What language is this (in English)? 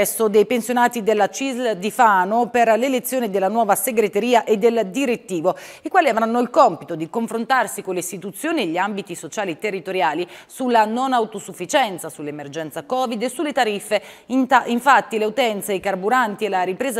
Italian